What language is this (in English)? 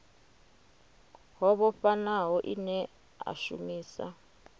Venda